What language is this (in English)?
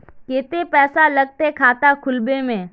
Magahi